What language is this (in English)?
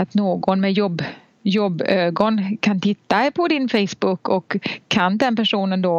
Swedish